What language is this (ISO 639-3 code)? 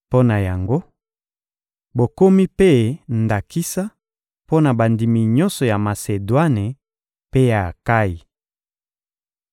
lin